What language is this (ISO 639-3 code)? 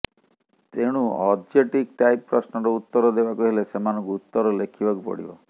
ori